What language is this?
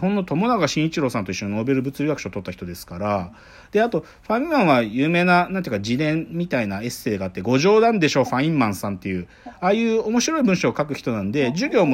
Japanese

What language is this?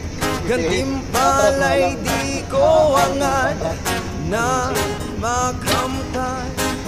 Indonesian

